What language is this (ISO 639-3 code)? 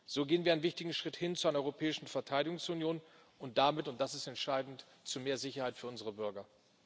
deu